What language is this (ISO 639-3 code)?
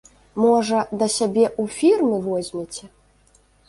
bel